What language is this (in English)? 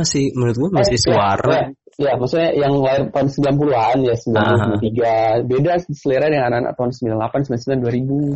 Indonesian